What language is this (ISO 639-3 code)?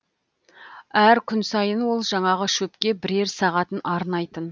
kaz